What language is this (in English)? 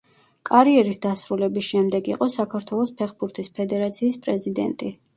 Georgian